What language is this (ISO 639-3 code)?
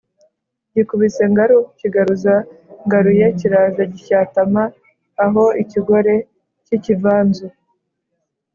kin